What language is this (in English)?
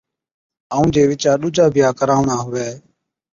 Od